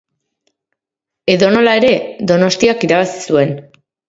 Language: Basque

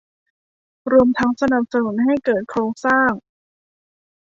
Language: Thai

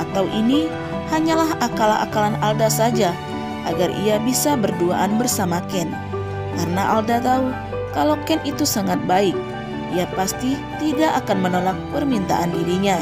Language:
Indonesian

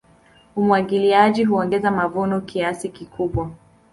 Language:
Swahili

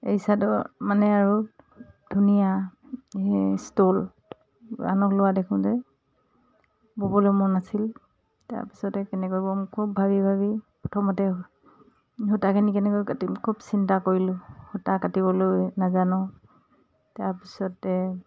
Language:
Assamese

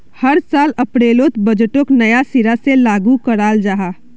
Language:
Magahi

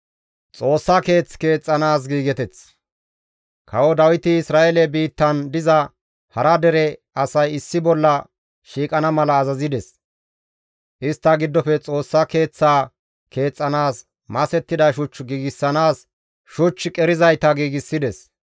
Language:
Gamo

